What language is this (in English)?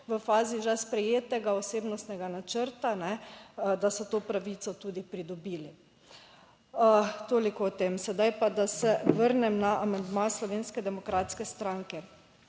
Slovenian